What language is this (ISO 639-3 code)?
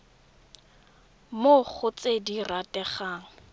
tsn